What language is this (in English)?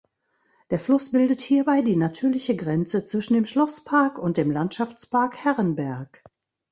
German